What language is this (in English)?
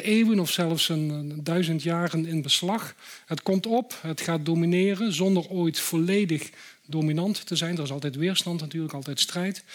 Dutch